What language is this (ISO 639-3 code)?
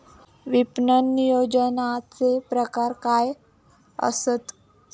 mar